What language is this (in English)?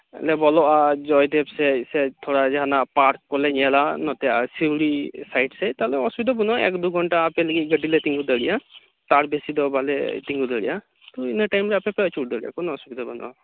Santali